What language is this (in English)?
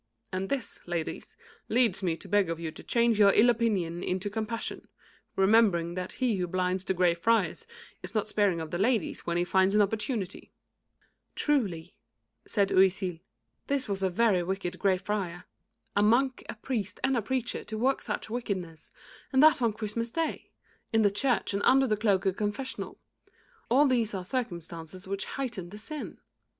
English